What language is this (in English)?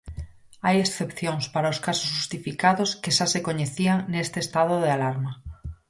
Galician